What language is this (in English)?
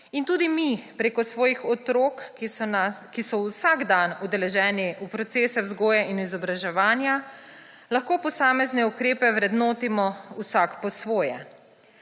Slovenian